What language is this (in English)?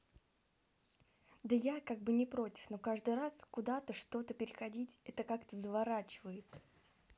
Russian